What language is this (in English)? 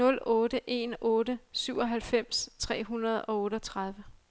Danish